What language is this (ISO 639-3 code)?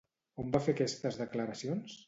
cat